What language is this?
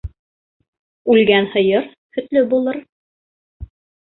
Bashkir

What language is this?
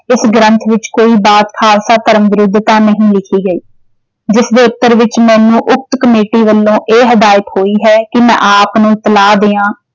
Punjabi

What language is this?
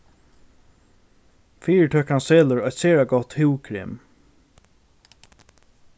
Faroese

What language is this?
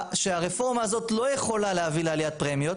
Hebrew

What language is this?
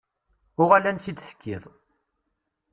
Kabyle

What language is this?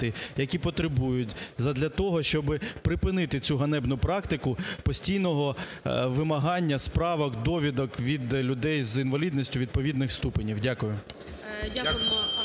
Ukrainian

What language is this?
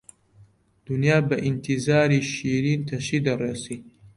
Central Kurdish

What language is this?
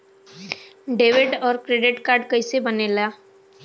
Bhojpuri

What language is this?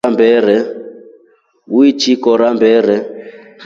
Rombo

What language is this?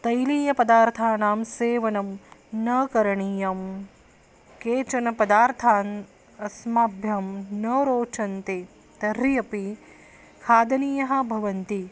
Sanskrit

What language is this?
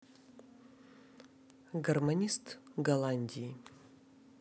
Russian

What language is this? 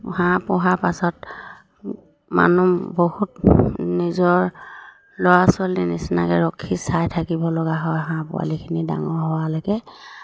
Assamese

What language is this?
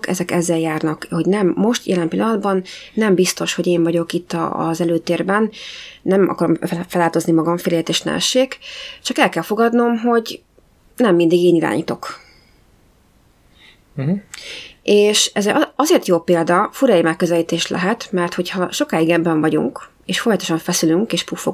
Hungarian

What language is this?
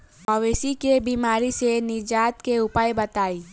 Bhojpuri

